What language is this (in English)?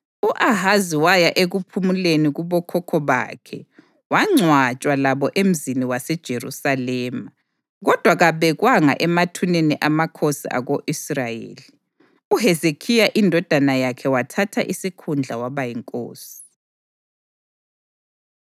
North Ndebele